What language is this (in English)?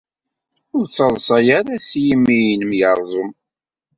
Kabyle